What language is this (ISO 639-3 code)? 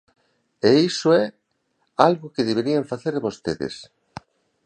glg